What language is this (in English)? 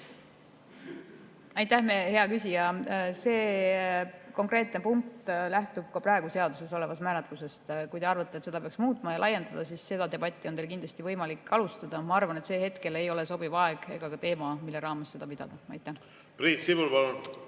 Estonian